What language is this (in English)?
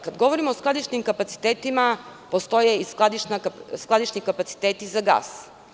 Serbian